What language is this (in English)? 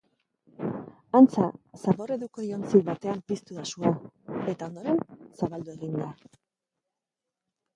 Basque